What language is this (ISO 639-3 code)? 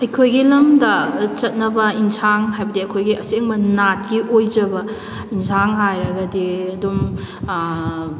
mni